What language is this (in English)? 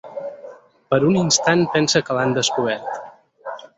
Catalan